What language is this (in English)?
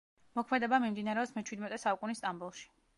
Georgian